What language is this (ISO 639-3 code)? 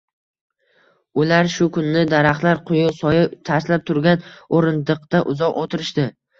uzb